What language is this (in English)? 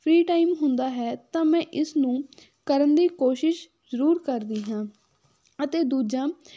Punjabi